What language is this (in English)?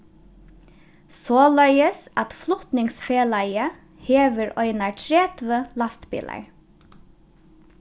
Faroese